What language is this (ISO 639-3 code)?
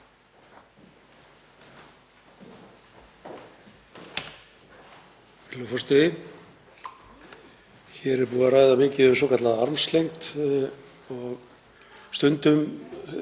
isl